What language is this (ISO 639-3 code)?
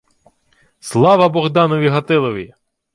ukr